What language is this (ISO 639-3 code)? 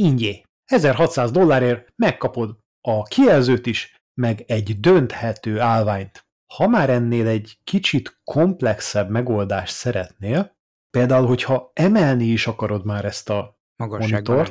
hun